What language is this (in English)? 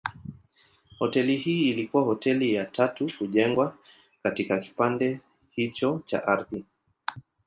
Swahili